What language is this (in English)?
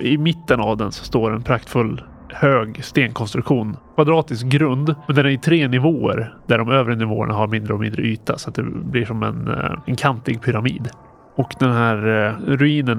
Swedish